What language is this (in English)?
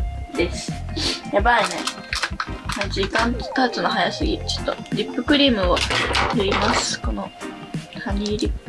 Japanese